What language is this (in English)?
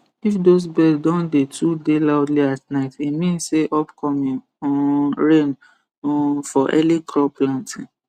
Nigerian Pidgin